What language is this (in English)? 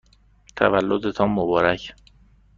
Persian